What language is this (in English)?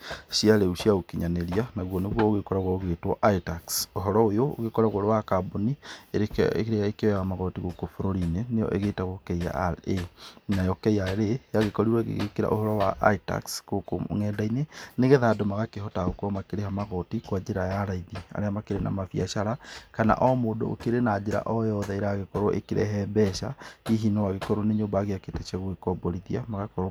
Kikuyu